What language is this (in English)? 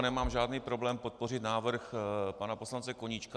Czech